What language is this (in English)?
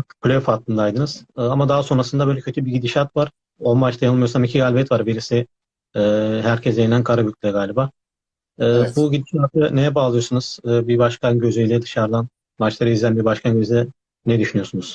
Turkish